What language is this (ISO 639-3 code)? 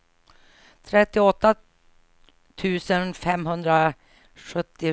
swe